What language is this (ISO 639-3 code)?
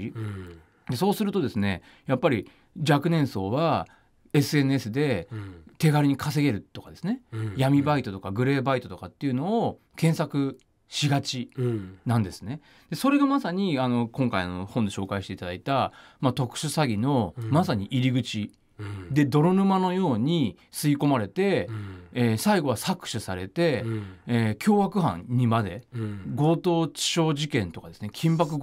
jpn